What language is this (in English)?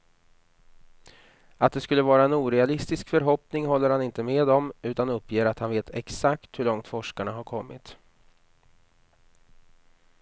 Swedish